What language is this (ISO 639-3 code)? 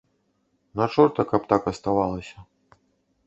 bel